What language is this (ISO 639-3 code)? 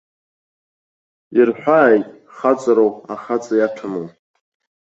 abk